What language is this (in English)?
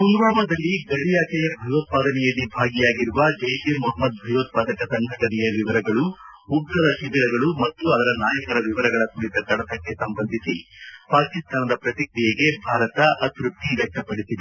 Kannada